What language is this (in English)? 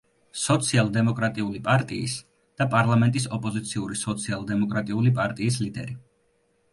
Georgian